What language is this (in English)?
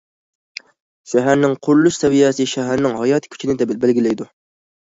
Uyghur